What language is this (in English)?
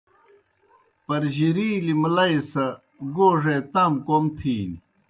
Kohistani Shina